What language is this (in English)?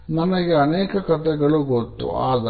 Kannada